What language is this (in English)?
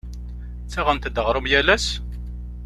Kabyle